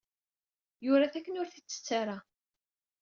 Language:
Kabyle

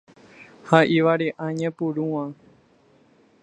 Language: Guarani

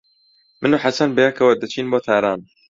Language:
Central Kurdish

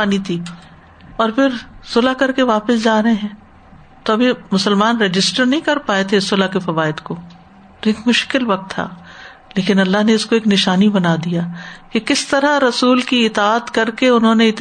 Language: Urdu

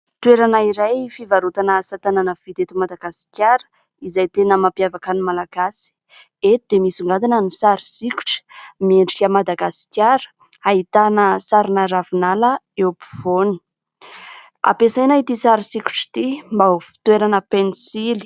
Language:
Malagasy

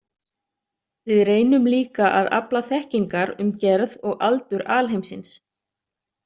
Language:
Icelandic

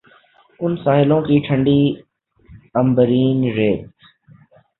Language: Urdu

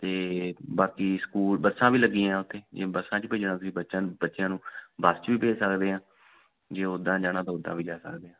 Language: Punjabi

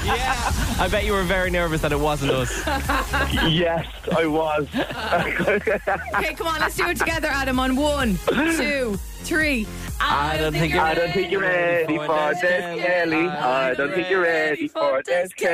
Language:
English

